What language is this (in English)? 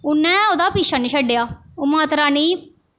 Dogri